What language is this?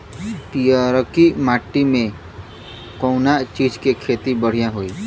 Bhojpuri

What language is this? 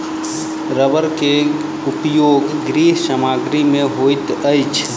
Maithili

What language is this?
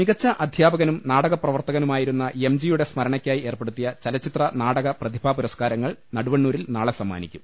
Malayalam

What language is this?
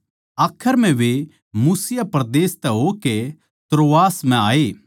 Haryanvi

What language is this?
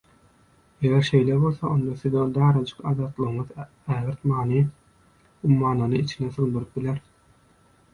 Turkmen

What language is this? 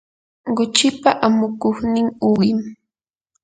Yanahuanca Pasco Quechua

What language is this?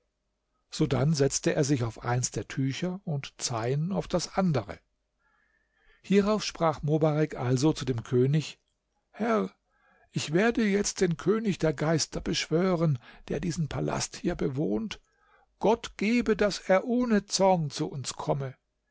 German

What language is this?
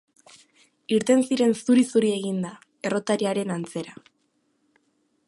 Basque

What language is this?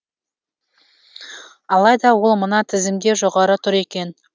Kazakh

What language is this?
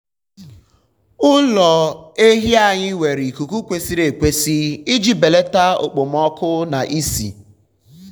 Igbo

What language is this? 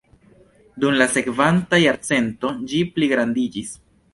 Esperanto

